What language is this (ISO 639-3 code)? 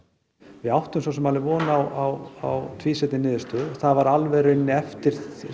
isl